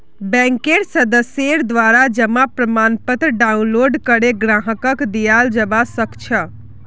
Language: Magahi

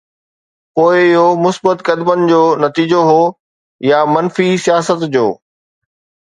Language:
Sindhi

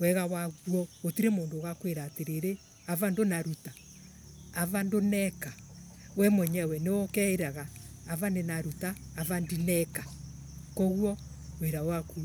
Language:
Embu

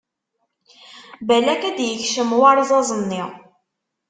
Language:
Kabyle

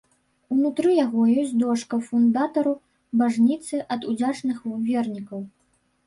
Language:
Belarusian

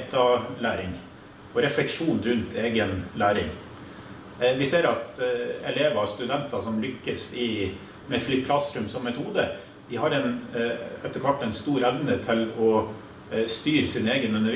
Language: Norwegian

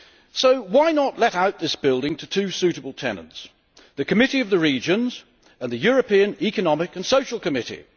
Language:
English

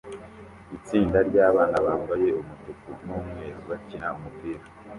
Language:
Kinyarwanda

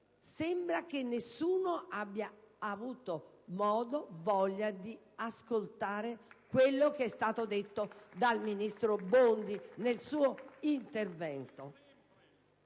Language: Italian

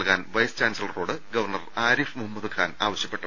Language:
Malayalam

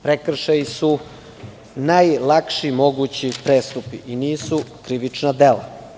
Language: Serbian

